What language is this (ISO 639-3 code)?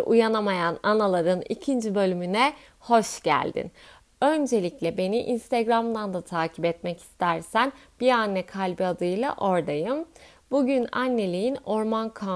tur